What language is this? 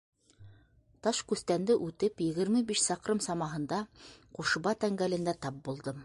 Bashkir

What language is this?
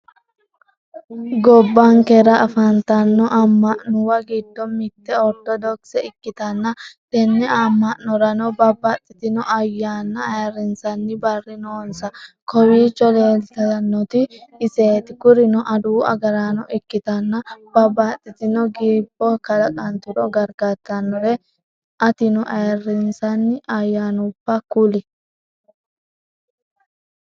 Sidamo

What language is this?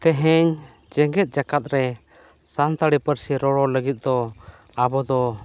Santali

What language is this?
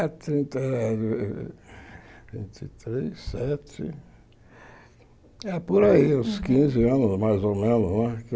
Portuguese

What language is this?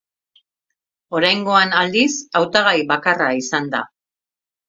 Basque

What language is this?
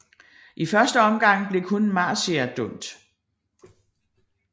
Danish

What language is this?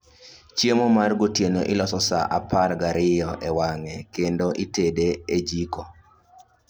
Luo (Kenya and Tanzania)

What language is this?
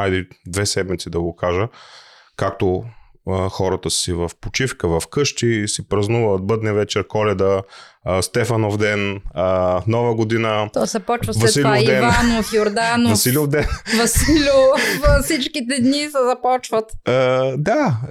Bulgarian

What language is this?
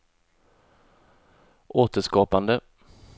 Swedish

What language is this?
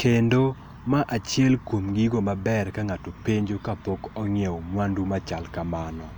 Luo (Kenya and Tanzania)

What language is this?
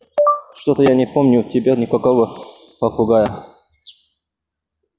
Russian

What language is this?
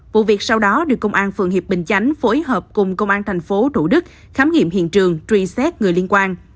Vietnamese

